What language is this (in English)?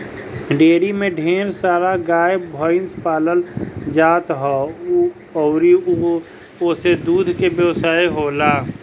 Bhojpuri